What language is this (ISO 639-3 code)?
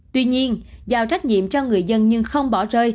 vie